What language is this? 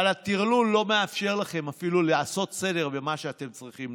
Hebrew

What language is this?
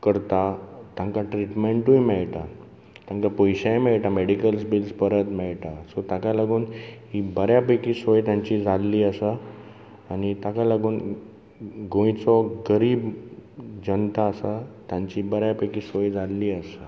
Konkani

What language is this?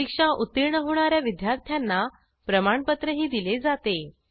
Marathi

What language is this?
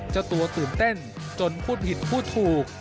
Thai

